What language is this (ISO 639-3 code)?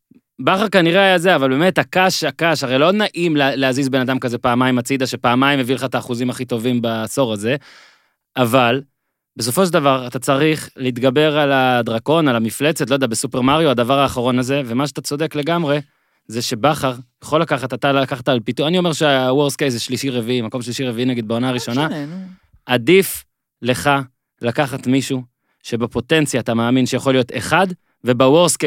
heb